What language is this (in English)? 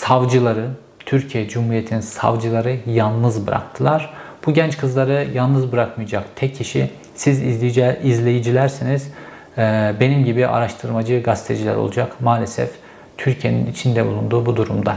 Turkish